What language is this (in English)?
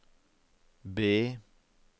Norwegian